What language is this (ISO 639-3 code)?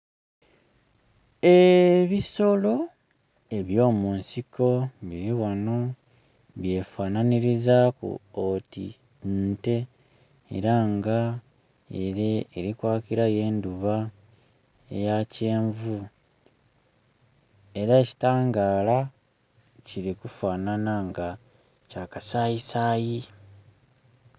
xog